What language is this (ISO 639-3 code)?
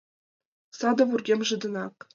chm